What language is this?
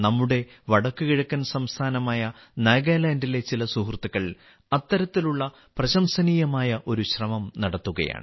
Malayalam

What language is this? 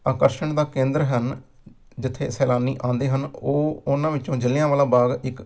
Punjabi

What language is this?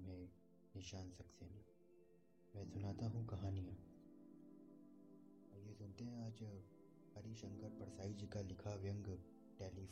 Hindi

